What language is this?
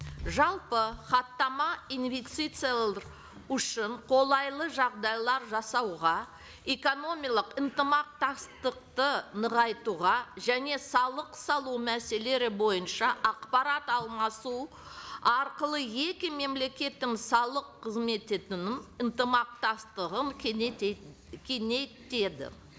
Kazakh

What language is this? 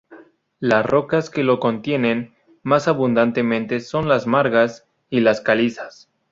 Spanish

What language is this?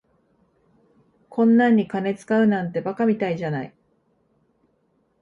Japanese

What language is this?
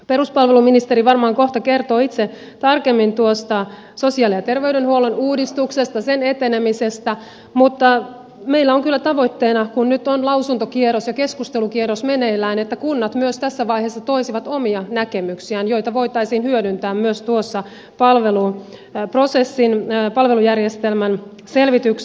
Finnish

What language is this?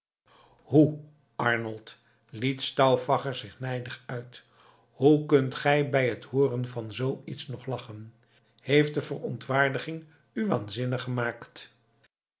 Dutch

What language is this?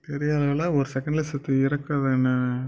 Tamil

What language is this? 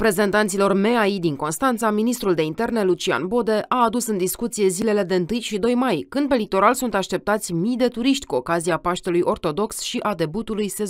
Romanian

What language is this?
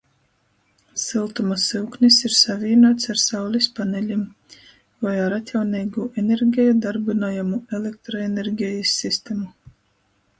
Latgalian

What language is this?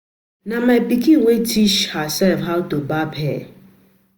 Nigerian Pidgin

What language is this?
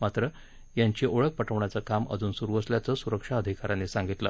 Marathi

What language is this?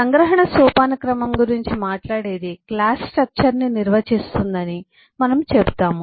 Telugu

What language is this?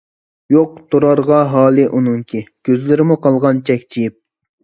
Uyghur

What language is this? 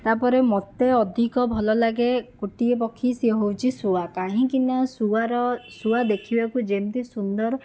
Odia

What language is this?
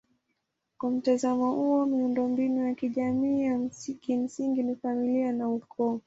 Swahili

